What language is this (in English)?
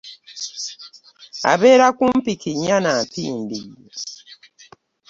Ganda